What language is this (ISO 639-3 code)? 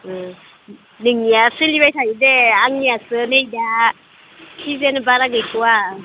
brx